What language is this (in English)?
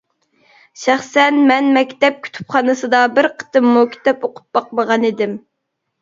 Uyghur